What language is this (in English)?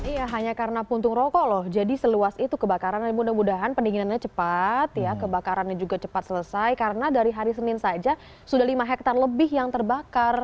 Indonesian